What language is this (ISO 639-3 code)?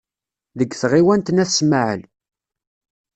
kab